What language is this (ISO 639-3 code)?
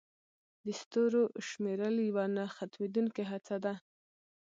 pus